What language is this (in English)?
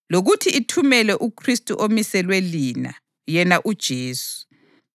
North Ndebele